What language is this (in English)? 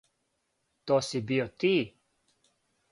Serbian